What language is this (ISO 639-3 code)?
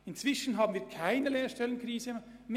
gsw